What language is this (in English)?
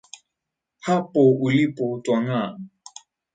Swahili